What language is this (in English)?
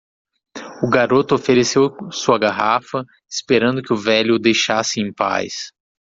Portuguese